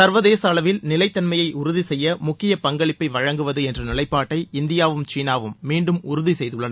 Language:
Tamil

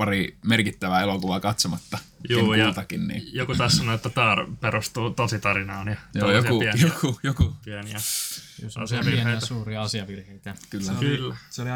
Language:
Finnish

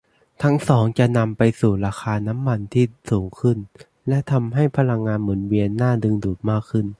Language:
Thai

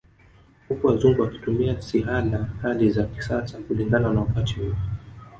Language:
Swahili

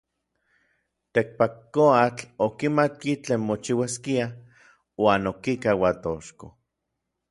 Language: Orizaba Nahuatl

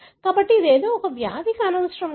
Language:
Telugu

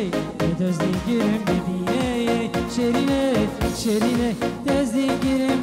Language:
Arabic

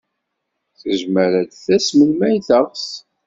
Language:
Kabyle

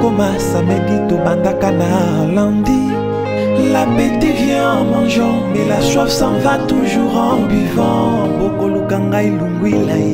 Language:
French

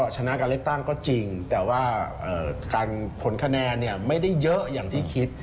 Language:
Thai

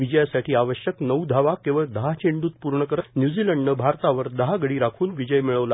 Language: Marathi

